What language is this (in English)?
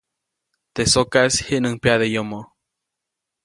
Copainalá Zoque